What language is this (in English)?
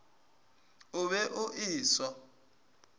Northern Sotho